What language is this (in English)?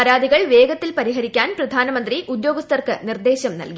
Malayalam